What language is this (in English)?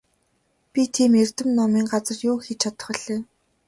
Mongolian